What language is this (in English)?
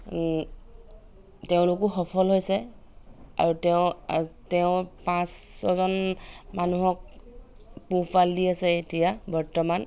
Assamese